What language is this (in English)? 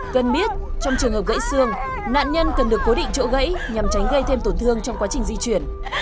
Vietnamese